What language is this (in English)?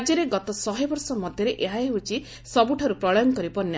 Odia